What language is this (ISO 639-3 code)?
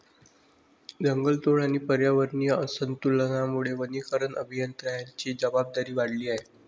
mar